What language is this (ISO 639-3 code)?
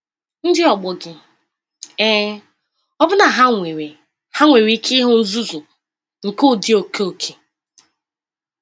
ibo